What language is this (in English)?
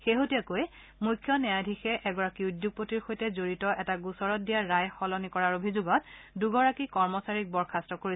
Assamese